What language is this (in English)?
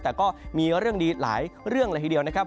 Thai